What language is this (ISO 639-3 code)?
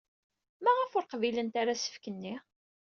kab